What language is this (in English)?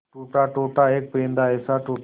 Hindi